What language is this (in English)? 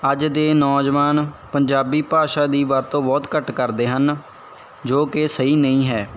Punjabi